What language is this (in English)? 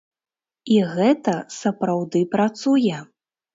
Belarusian